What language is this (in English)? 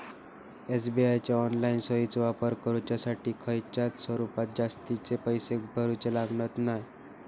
Marathi